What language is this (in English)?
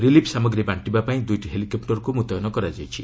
Odia